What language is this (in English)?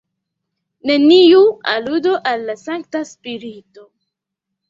Esperanto